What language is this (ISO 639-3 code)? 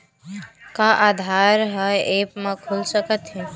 hne